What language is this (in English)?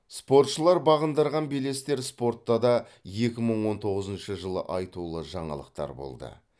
Kazakh